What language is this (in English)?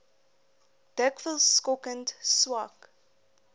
Afrikaans